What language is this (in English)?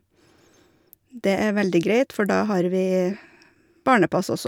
Norwegian